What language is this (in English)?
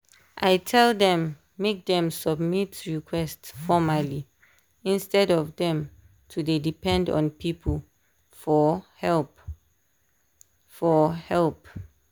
Nigerian Pidgin